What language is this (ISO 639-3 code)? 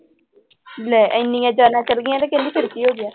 pan